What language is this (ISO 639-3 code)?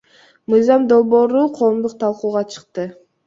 kir